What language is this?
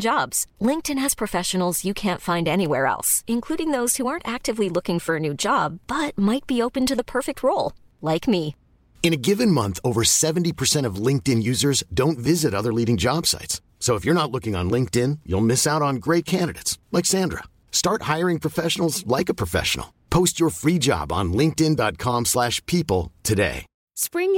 Filipino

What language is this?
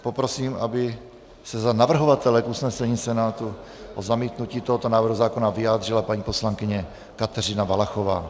Czech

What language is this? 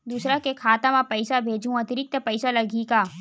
Chhattisgarhi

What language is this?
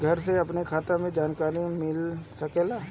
Bhojpuri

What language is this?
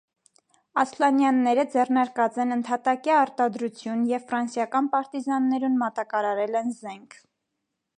Armenian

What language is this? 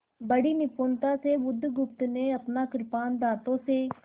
Hindi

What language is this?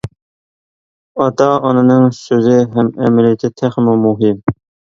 Uyghur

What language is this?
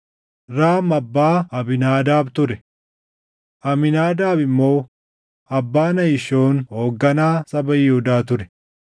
Oromo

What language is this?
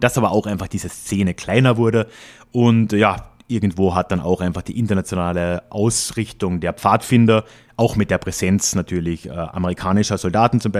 German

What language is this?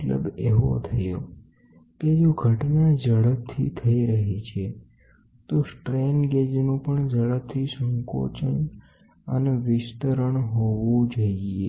Gujarati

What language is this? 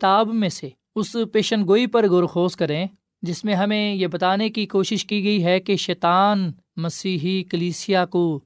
Urdu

